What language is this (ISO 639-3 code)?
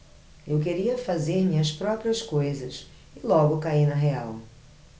por